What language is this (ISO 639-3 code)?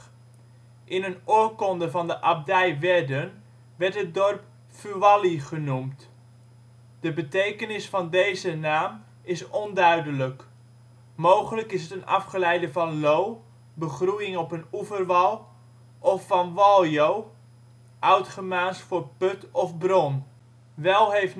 nld